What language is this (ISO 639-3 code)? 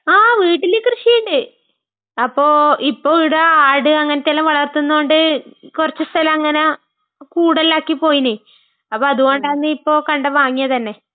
mal